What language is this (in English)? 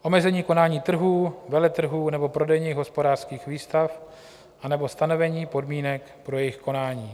Czech